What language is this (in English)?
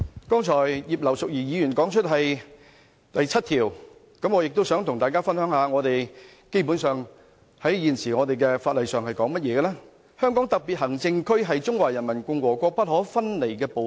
Cantonese